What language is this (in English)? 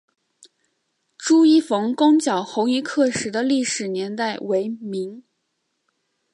Chinese